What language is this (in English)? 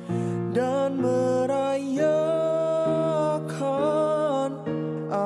Indonesian